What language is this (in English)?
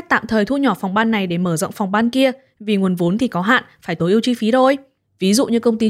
Vietnamese